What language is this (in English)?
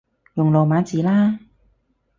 Cantonese